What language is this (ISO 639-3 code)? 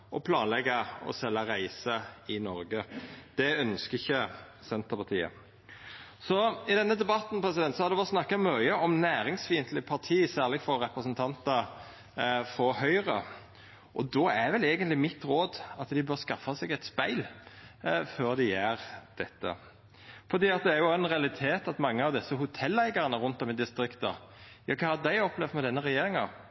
nno